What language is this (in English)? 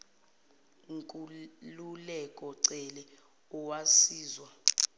Zulu